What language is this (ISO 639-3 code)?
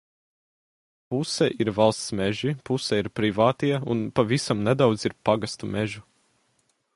lav